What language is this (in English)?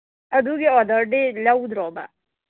Manipuri